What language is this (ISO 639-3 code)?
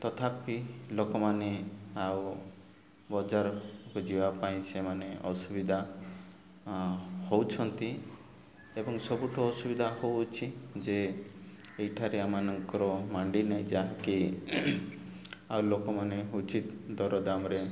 ori